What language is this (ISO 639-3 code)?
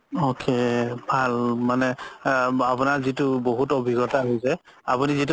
asm